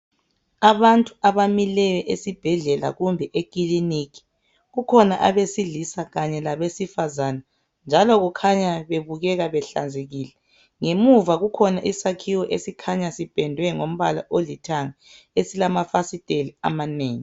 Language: North Ndebele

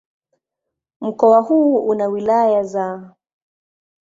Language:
Swahili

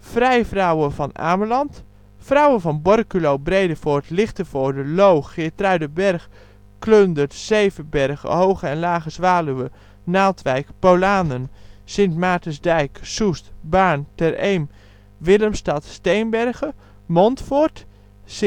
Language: Dutch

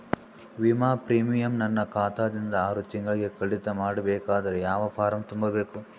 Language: Kannada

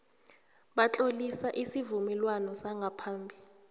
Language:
South Ndebele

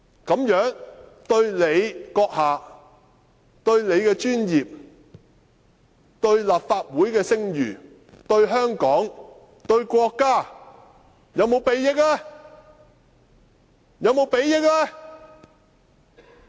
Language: Cantonese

